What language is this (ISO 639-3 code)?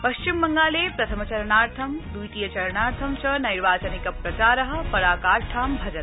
san